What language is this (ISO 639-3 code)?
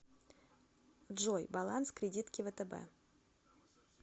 rus